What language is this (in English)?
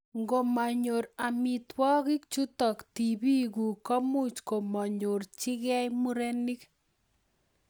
Kalenjin